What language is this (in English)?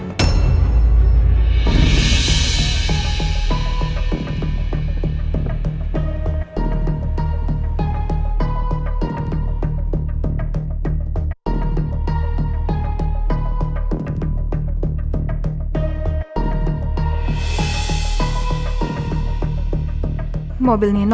Indonesian